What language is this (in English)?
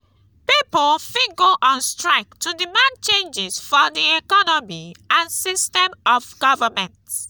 Nigerian Pidgin